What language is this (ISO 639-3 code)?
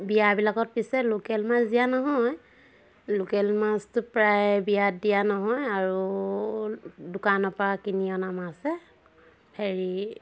asm